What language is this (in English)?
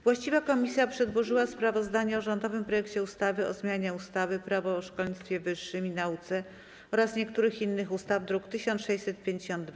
Polish